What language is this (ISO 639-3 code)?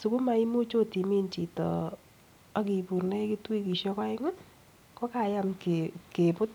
kln